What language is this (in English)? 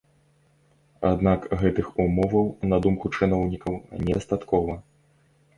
Belarusian